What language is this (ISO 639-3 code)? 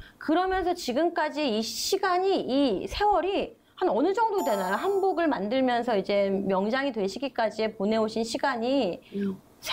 kor